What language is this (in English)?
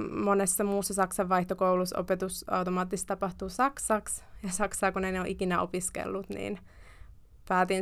Finnish